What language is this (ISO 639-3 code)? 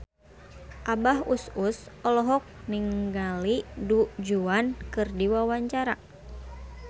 sun